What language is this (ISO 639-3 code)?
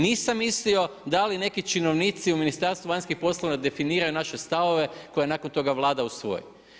hrv